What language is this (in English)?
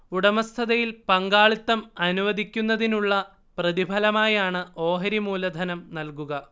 Malayalam